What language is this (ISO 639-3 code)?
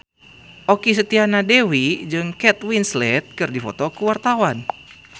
sun